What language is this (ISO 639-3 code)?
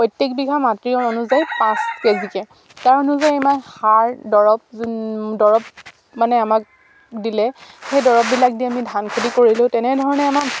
asm